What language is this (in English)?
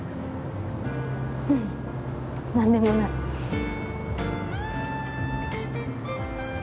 Japanese